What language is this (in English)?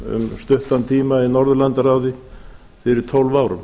Icelandic